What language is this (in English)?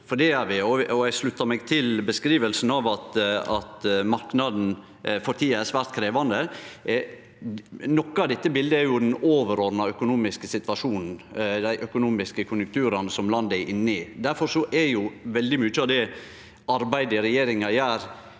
Norwegian